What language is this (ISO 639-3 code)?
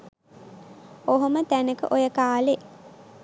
sin